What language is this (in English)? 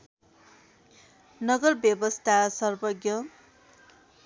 Nepali